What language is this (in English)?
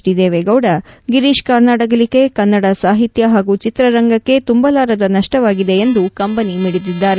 Kannada